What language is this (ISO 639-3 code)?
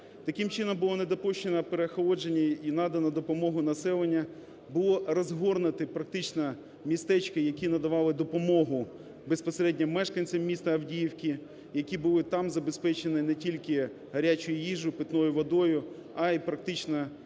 ukr